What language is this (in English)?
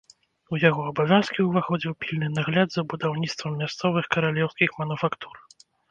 Belarusian